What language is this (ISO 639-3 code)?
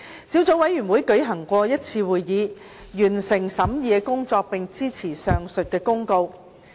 yue